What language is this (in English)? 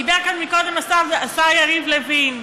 Hebrew